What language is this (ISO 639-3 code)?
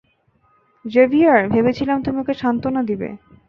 ben